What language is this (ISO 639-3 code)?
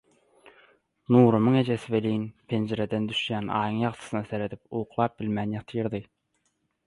tuk